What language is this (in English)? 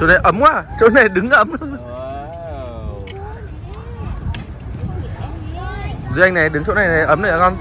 Vietnamese